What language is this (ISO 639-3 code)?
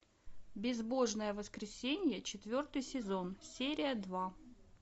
rus